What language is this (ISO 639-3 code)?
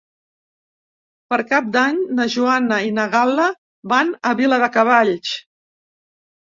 cat